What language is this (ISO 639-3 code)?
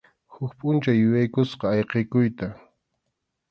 qxu